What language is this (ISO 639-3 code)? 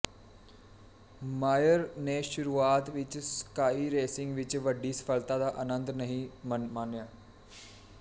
pan